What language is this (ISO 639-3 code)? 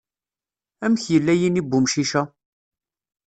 kab